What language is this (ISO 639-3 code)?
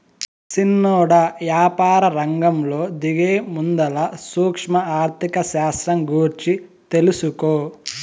tel